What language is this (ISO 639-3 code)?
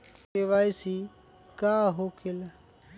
mag